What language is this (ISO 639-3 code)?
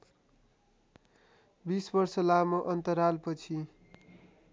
nep